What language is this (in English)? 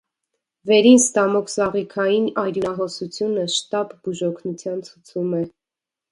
Armenian